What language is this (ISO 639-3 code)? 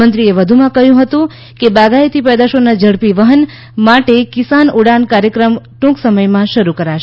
guj